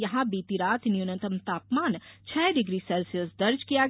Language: Hindi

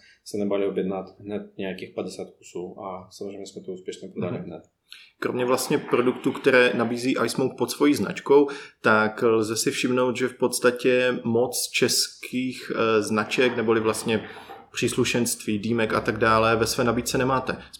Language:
Czech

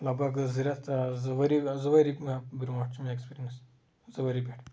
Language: Kashmiri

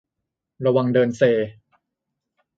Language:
Thai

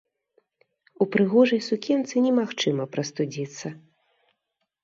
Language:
Belarusian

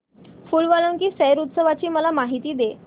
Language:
Marathi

